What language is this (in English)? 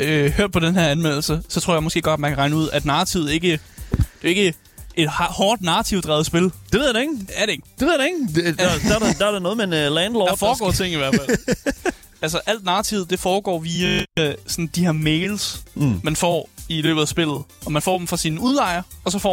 Danish